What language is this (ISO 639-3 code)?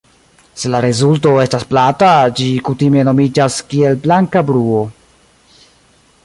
epo